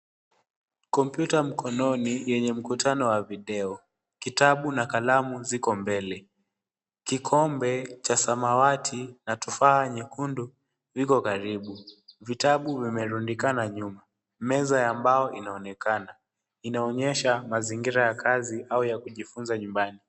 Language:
Swahili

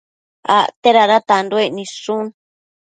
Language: Matsés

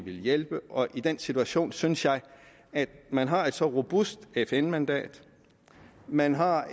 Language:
Danish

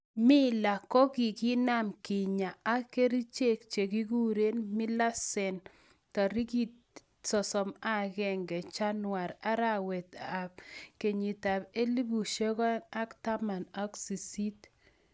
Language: Kalenjin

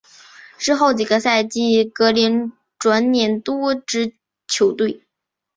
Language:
Chinese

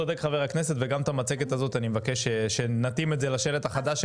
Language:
Hebrew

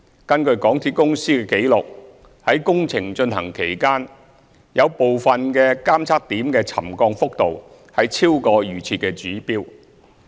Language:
Cantonese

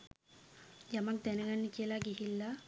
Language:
Sinhala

